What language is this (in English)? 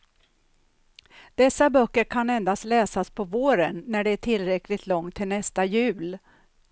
Swedish